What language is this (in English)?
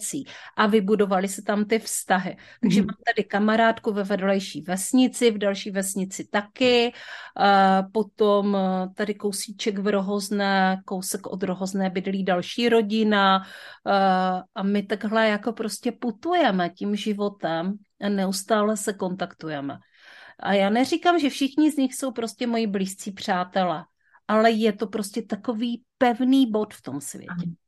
Czech